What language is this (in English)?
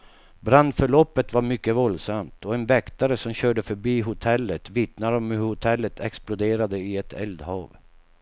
Swedish